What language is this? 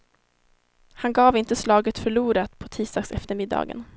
Swedish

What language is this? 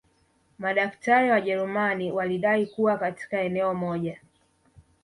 Swahili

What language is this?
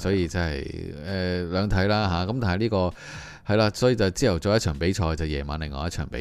Chinese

